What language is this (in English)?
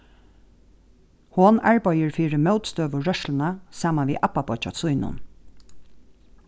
Faroese